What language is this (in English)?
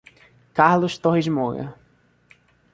Portuguese